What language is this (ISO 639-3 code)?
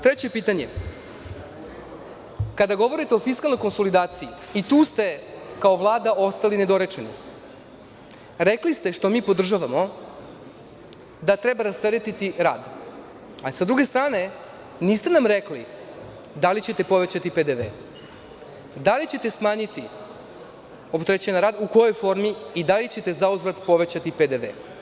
srp